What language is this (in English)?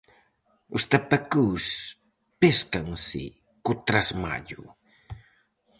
Galician